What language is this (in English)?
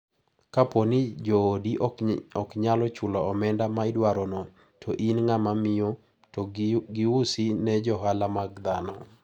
Luo (Kenya and Tanzania)